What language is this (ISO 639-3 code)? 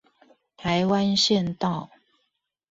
zho